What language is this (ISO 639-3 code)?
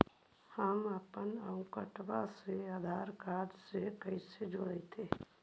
mag